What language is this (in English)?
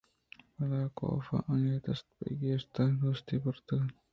Eastern Balochi